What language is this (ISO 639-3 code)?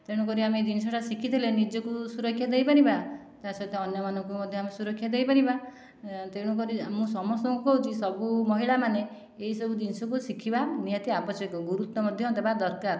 ori